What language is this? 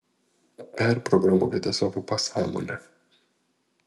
Lithuanian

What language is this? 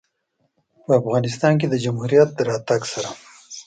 Pashto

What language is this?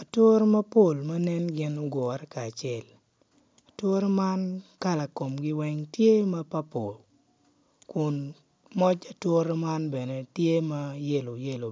Acoli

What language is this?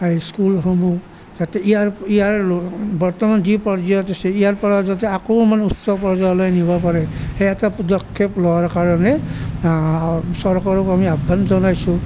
Assamese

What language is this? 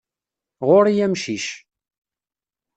Kabyle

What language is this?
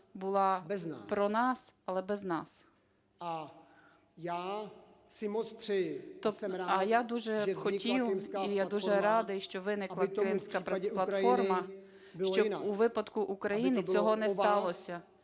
Ukrainian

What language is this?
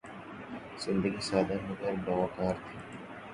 Urdu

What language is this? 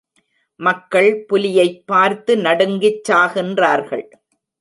Tamil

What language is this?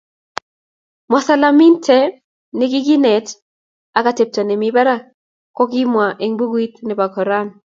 Kalenjin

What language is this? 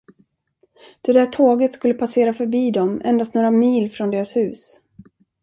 Swedish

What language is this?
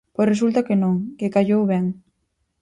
Galician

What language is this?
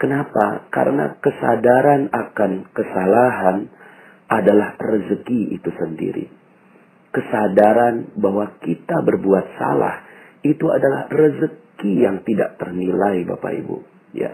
Indonesian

